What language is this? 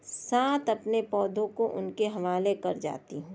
Urdu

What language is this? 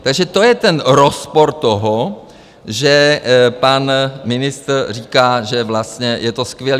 Czech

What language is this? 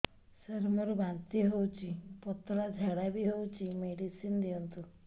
Odia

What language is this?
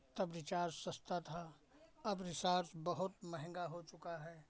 Hindi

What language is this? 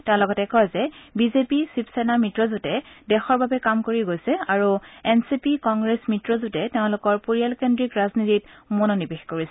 Assamese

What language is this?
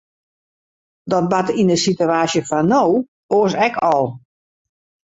Western Frisian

